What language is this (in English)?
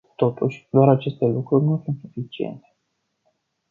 Romanian